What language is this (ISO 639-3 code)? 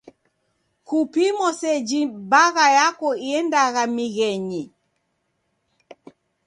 dav